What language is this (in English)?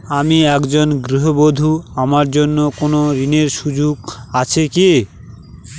Bangla